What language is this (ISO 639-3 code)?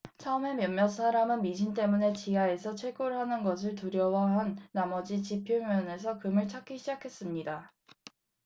kor